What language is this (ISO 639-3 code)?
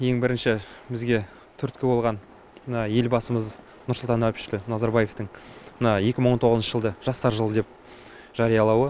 kaz